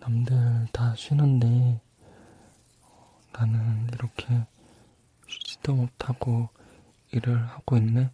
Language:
Korean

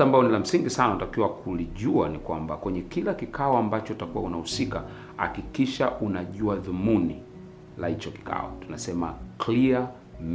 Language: Swahili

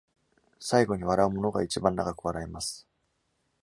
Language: Japanese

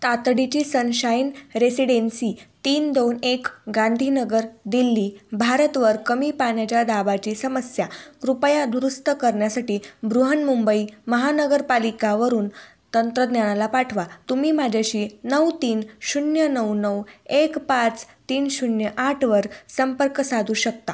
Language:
Marathi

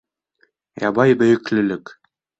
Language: Bashkir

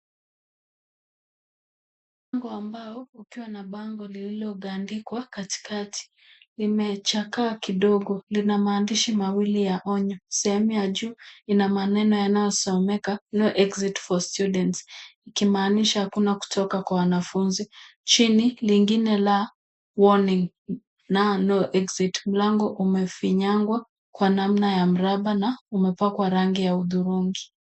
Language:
Swahili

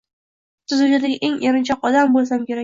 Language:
Uzbek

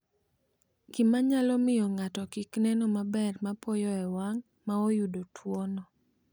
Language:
Luo (Kenya and Tanzania)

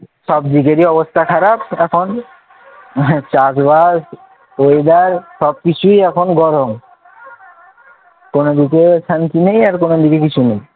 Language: Bangla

